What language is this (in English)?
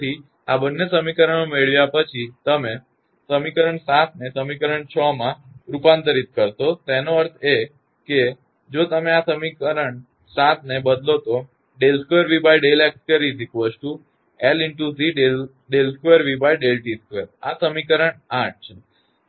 Gujarati